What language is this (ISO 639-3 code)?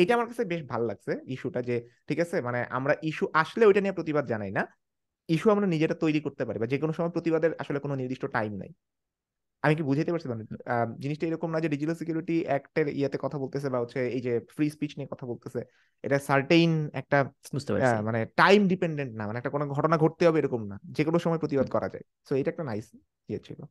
ben